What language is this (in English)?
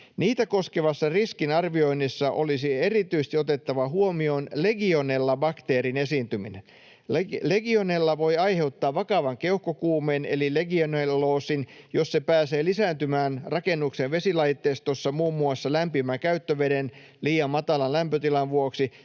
Finnish